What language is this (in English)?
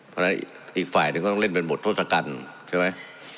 Thai